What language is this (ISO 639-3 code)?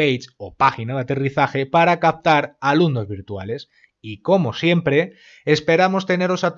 spa